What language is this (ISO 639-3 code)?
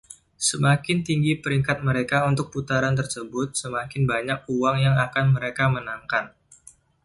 ind